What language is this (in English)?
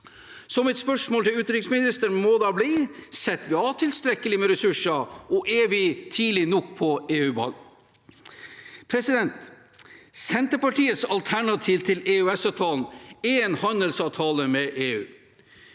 Norwegian